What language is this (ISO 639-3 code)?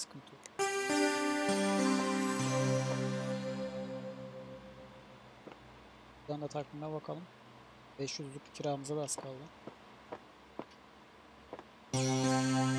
tur